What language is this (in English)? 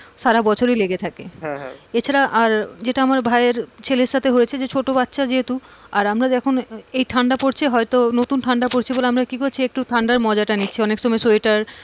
Bangla